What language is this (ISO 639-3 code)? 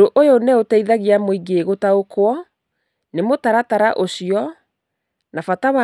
kik